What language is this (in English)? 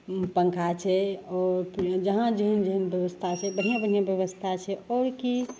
Maithili